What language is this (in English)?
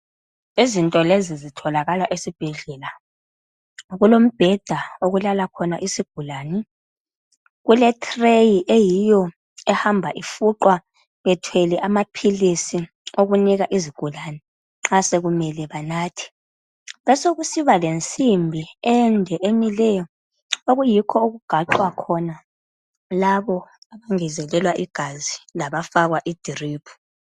North Ndebele